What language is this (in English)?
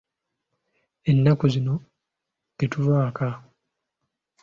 Ganda